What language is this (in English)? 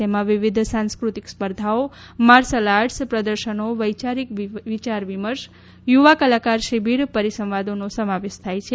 Gujarati